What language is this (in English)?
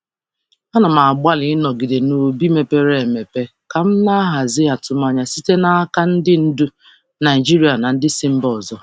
Igbo